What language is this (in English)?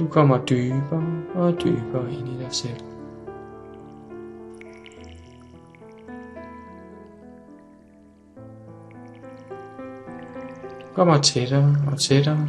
Danish